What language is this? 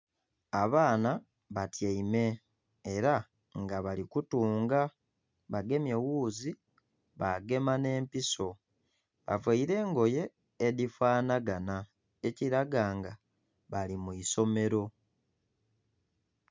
Soga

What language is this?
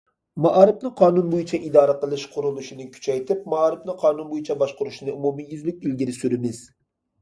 Uyghur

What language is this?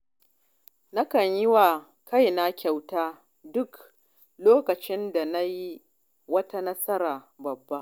Hausa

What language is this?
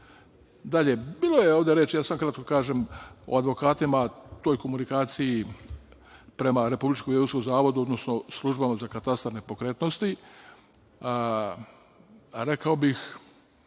Serbian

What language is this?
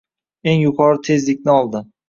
Uzbek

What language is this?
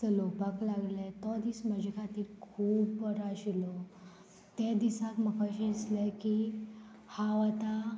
Konkani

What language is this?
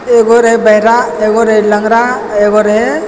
Maithili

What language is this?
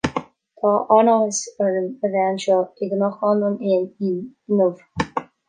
Irish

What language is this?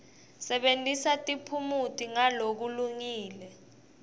Swati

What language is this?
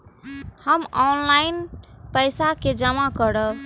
Maithili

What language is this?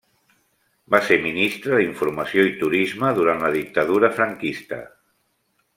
Catalan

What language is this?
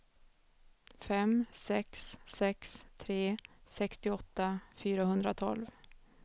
Swedish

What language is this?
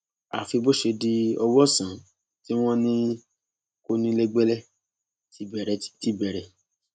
Yoruba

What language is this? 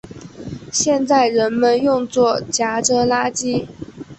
Chinese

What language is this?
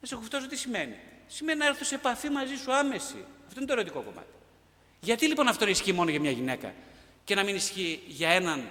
Greek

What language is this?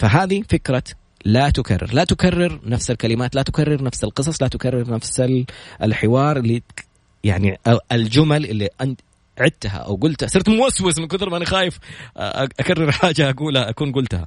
Arabic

